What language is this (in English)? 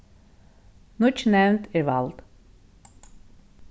Faroese